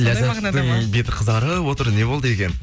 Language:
Kazakh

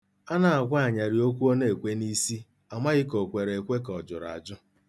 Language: Igbo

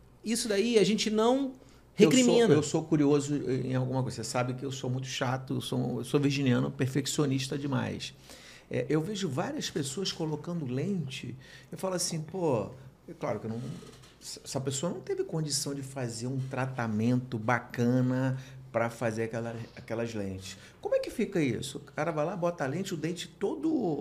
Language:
Portuguese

